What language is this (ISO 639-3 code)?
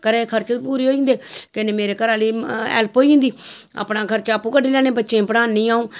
doi